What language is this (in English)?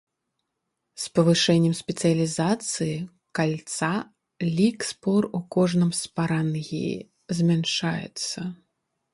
Belarusian